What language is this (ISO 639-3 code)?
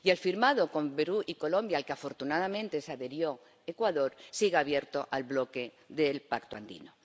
spa